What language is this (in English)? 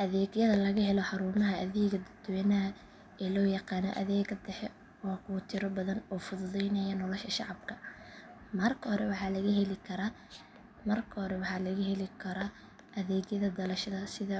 Somali